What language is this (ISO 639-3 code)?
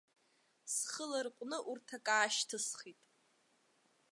abk